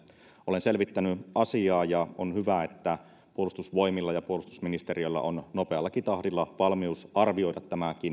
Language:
Finnish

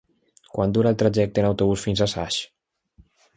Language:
Catalan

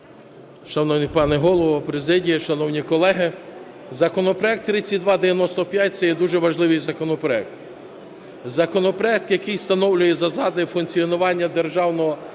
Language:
Ukrainian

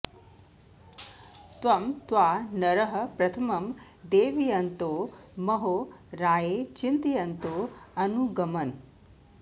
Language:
Sanskrit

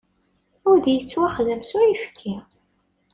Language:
Kabyle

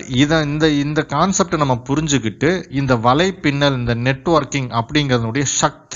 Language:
Tamil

